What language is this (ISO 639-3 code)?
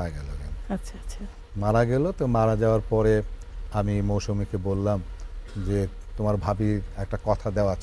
ben